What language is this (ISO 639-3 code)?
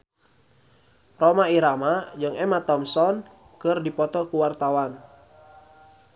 sun